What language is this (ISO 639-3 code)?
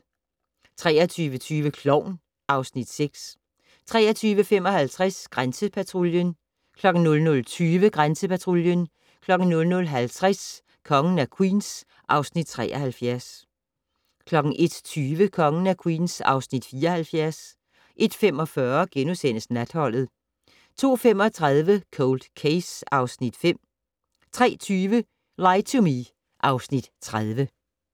dan